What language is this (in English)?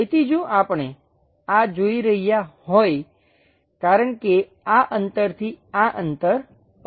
Gujarati